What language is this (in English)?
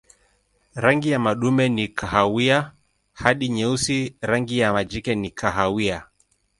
Swahili